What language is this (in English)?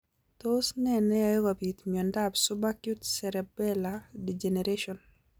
Kalenjin